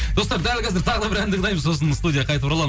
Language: Kazakh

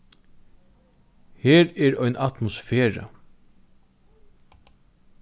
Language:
Faroese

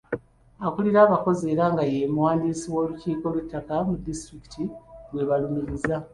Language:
Ganda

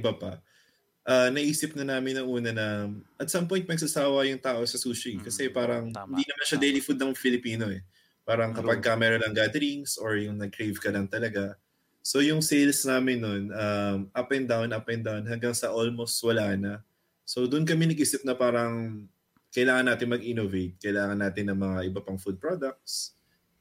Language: Filipino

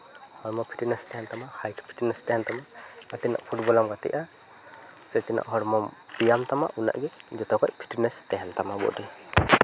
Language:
Santali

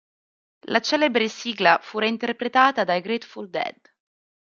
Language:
Italian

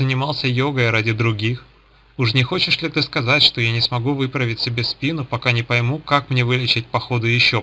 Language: Russian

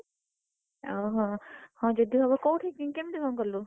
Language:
Odia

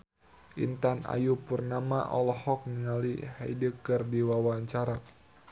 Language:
Sundanese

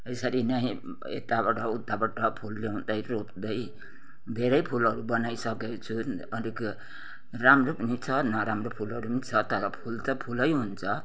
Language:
Nepali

